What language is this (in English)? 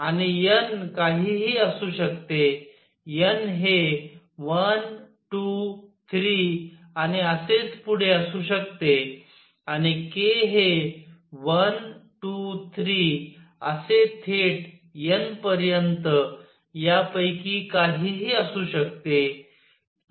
Marathi